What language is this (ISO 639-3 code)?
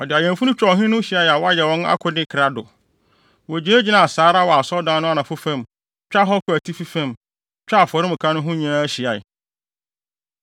aka